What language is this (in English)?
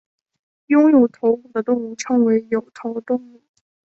Chinese